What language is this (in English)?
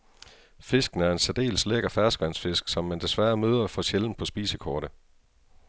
Danish